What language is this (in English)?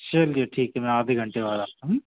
Hindi